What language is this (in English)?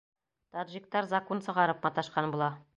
Bashkir